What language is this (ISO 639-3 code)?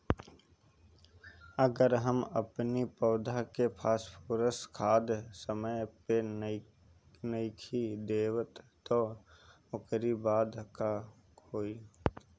bho